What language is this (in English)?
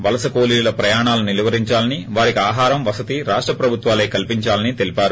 Telugu